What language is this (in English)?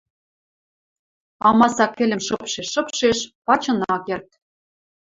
Western Mari